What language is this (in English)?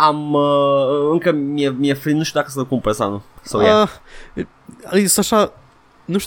Romanian